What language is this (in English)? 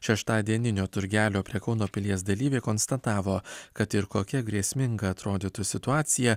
Lithuanian